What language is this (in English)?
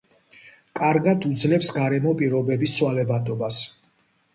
Georgian